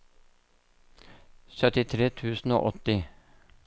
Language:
Norwegian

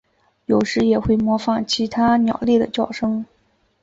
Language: Chinese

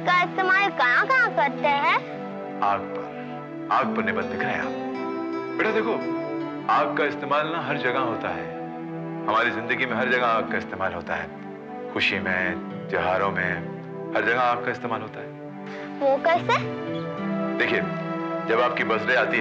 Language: Hindi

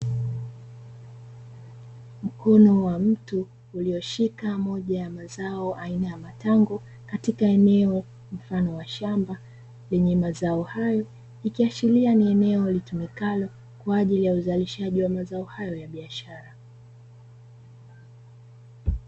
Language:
Swahili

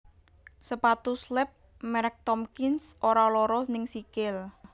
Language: Javanese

